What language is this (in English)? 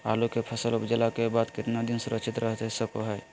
Magahi